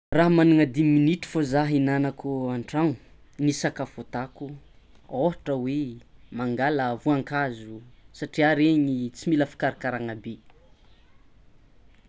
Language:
Tsimihety Malagasy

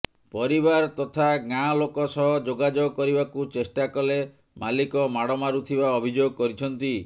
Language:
Odia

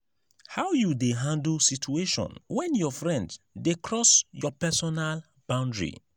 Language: Nigerian Pidgin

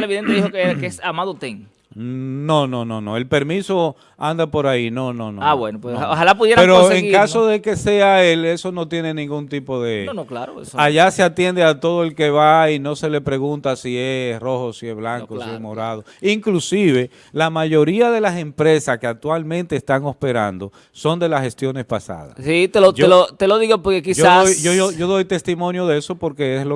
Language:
Spanish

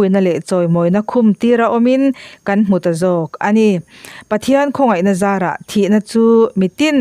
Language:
Thai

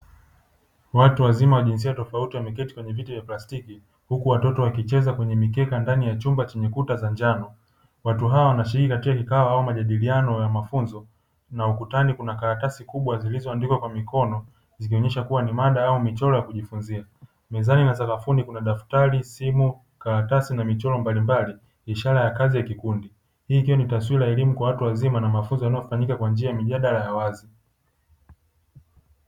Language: Swahili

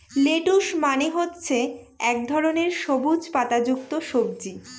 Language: Bangla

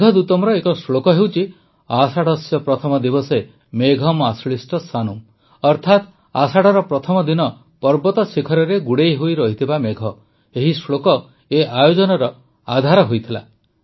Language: Odia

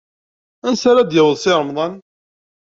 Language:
Kabyle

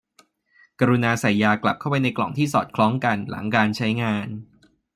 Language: Thai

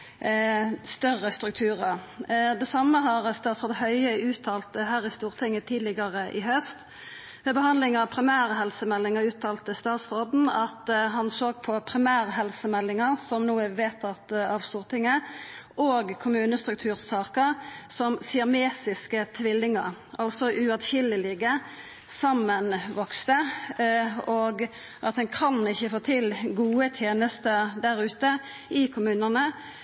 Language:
Norwegian Nynorsk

